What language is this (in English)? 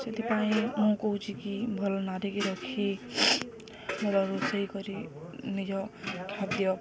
Odia